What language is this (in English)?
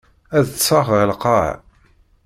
Kabyle